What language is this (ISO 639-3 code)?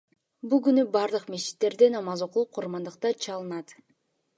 kir